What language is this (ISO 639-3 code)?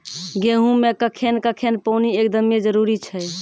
mai